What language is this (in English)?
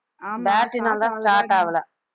Tamil